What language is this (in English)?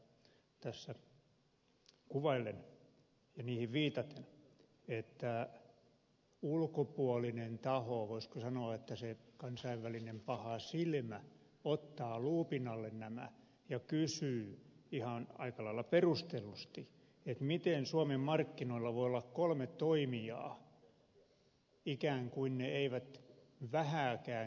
Finnish